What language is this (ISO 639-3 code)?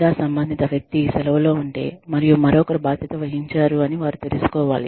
tel